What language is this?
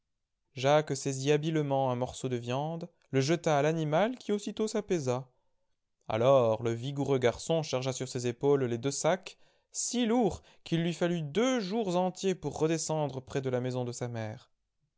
French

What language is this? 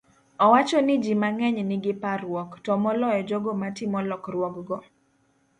Luo (Kenya and Tanzania)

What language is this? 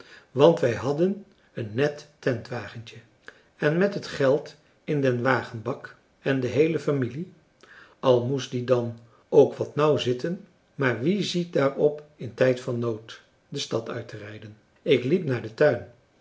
Dutch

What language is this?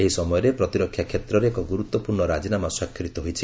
Odia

